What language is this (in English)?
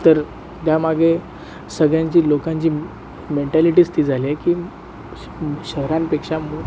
Marathi